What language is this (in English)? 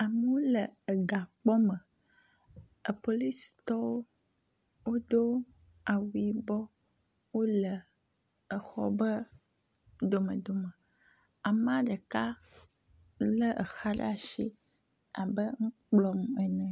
Ewe